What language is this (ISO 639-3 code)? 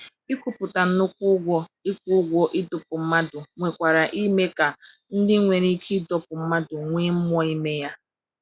ibo